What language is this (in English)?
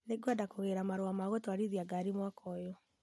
Kikuyu